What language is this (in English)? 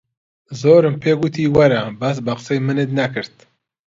Central Kurdish